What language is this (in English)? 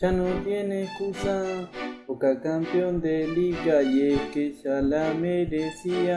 Spanish